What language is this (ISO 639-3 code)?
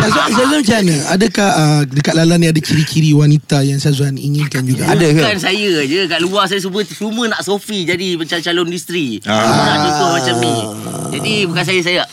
msa